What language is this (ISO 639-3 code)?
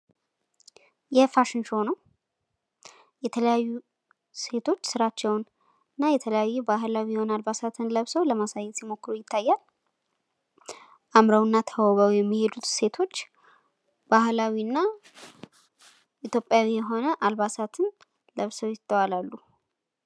amh